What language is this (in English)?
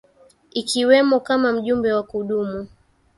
Swahili